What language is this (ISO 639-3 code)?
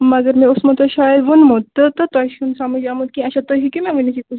kas